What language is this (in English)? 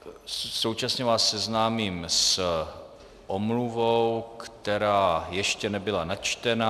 Czech